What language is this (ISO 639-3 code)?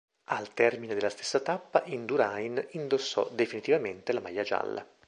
ita